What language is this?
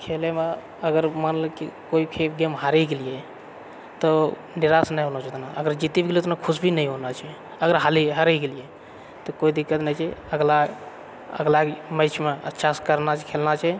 Maithili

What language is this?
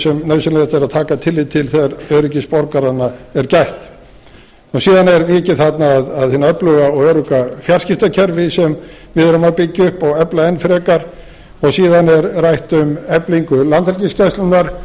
Icelandic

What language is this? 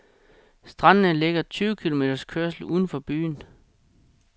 Danish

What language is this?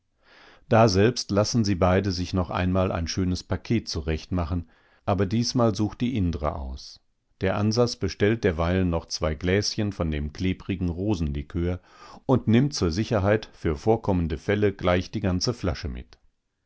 German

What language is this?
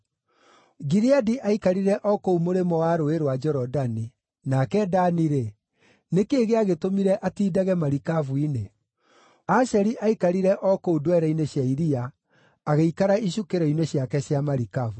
Kikuyu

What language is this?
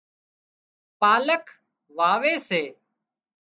Wadiyara Koli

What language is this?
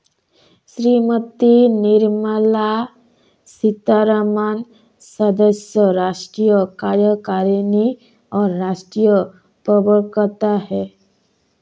Hindi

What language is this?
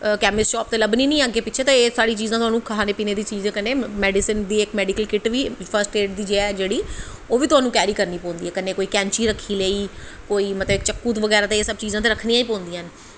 Dogri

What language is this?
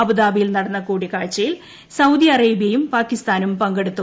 Malayalam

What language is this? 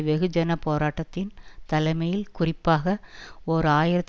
Tamil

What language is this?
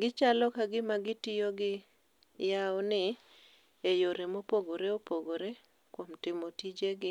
Luo (Kenya and Tanzania)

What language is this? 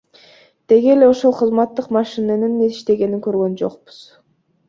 Kyrgyz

